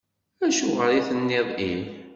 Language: Kabyle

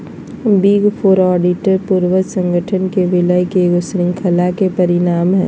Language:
Magahi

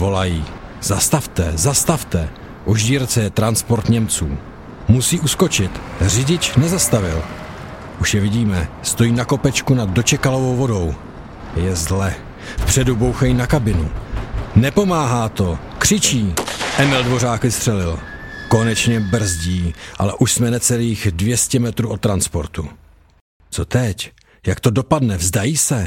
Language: Czech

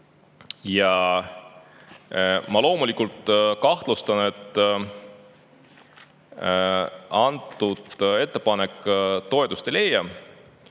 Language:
Estonian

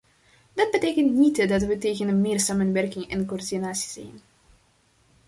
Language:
Dutch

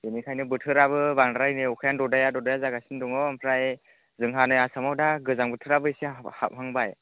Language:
Bodo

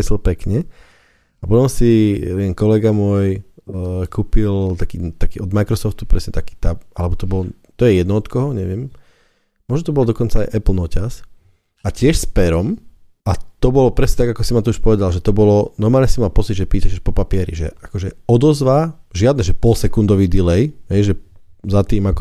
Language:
Slovak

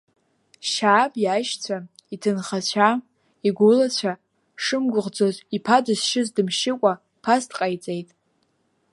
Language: Abkhazian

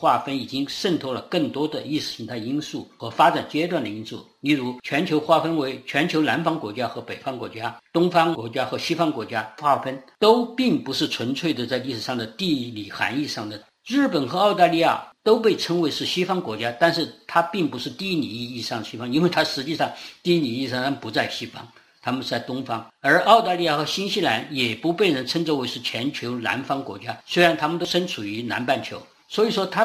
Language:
Chinese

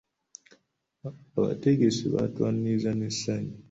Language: Ganda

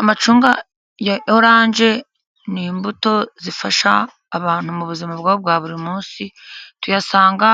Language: Kinyarwanda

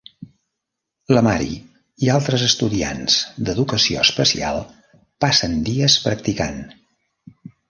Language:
Catalan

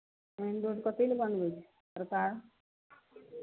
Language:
Maithili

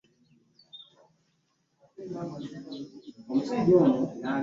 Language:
Ganda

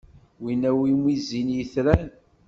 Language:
Kabyle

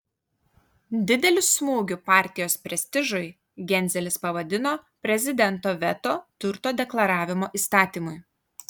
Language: Lithuanian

